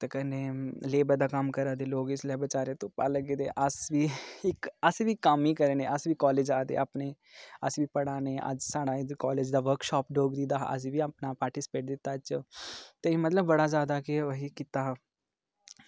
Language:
Dogri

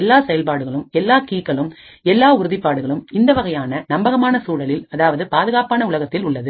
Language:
Tamil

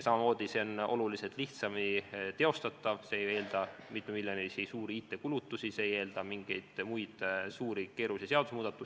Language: Estonian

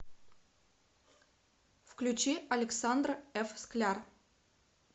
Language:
Russian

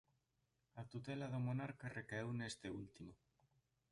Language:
Galician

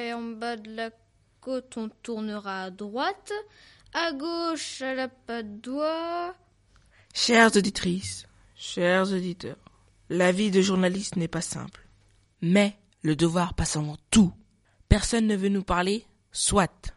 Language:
French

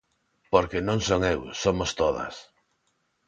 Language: Galician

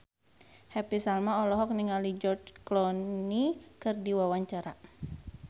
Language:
Sundanese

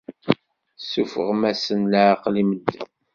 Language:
Kabyle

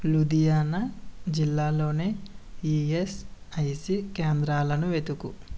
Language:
Telugu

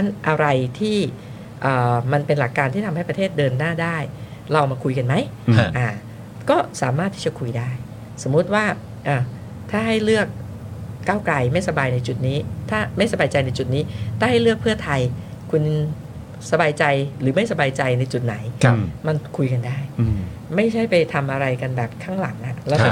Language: Thai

